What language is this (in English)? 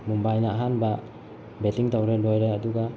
Manipuri